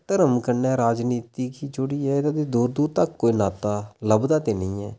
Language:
Dogri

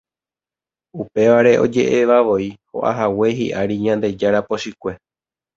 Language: Guarani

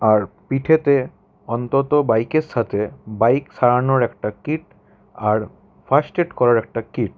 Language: Bangla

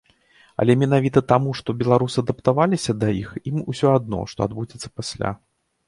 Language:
Belarusian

